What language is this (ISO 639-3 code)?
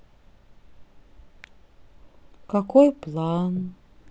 rus